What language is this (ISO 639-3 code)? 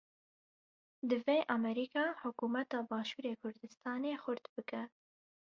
kur